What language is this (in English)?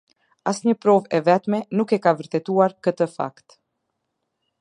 Albanian